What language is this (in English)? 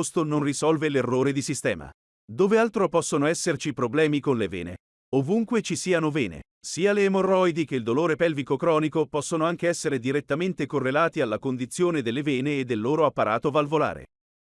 Italian